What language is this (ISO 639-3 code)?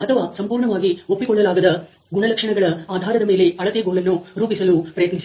kan